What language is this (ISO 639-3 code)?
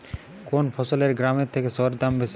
ben